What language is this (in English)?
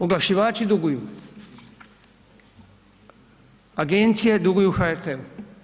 Croatian